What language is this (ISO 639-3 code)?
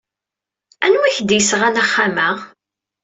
kab